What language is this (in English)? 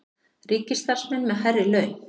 Icelandic